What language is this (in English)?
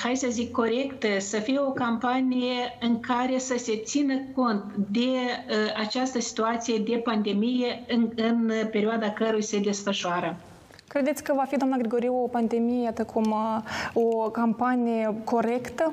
Romanian